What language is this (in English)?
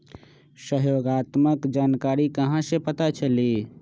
Magahi